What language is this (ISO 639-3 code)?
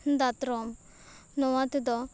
sat